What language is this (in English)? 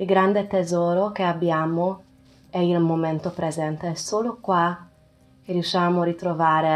Italian